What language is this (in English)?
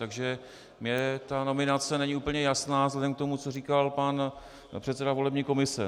Czech